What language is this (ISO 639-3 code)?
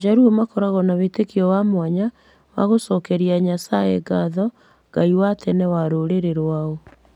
kik